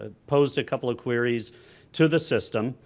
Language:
English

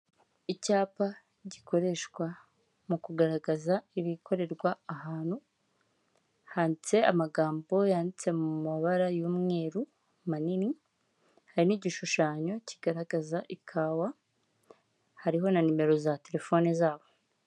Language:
Kinyarwanda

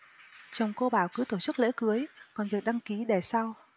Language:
Vietnamese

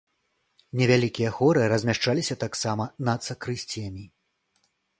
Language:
Belarusian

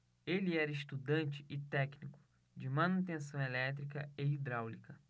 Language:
Portuguese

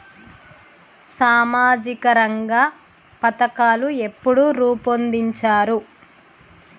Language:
Telugu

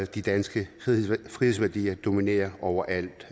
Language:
Danish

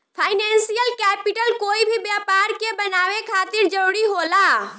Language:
Bhojpuri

